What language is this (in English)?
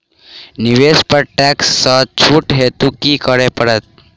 Maithili